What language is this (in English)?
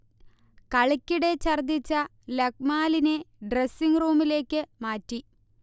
Malayalam